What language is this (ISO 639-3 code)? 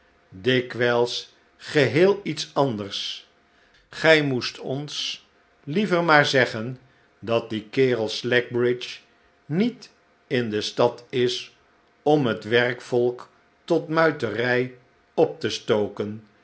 nld